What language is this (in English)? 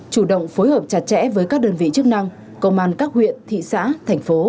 Vietnamese